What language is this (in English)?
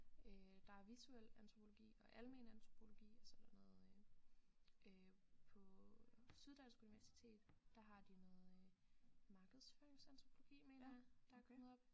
Danish